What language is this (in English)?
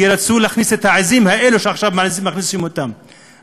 Hebrew